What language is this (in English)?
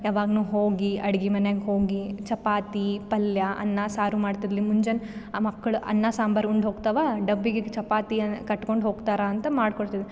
Kannada